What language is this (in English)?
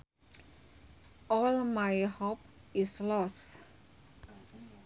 Sundanese